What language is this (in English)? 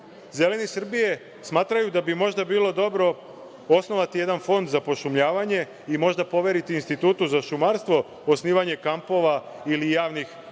Serbian